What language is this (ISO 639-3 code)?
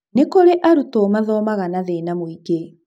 kik